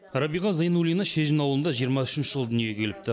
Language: Kazakh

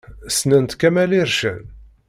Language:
Kabyle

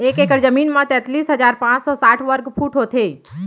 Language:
Chhattisgarhi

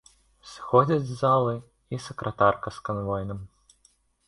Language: Belarusian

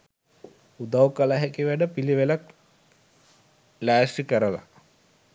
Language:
Sinhala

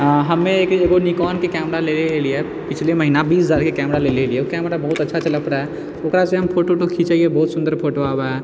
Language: Maithili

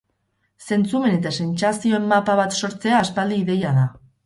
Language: Basque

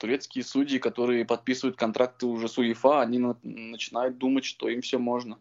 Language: Russian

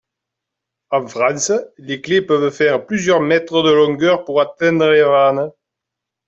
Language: French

